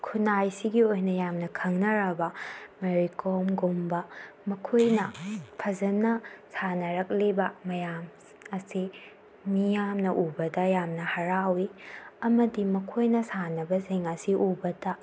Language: Manipuri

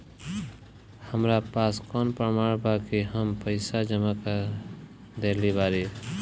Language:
Bhojpuri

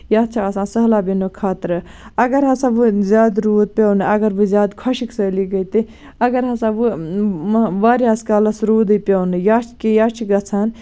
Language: Kashmiri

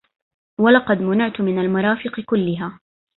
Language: Arabic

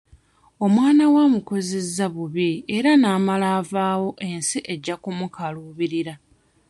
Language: Ganda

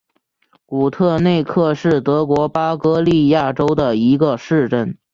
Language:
Chinese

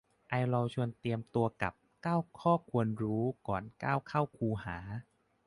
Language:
Thai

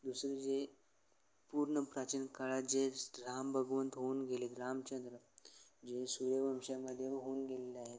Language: Marathi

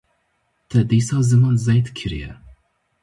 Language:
Kurdish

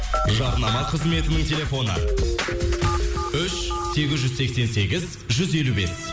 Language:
Kazakh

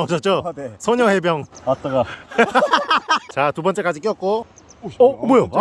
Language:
Korean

